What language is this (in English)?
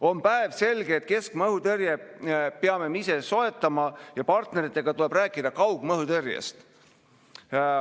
Estonian